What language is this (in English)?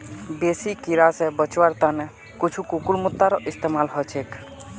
Magahi